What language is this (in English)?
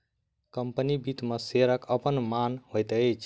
Maithili